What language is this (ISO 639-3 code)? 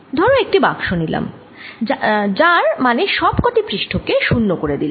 ben